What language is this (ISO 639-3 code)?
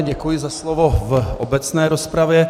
ces